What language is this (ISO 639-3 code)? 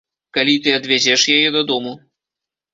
bel